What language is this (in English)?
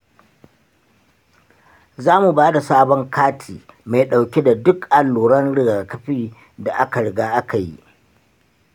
Hausa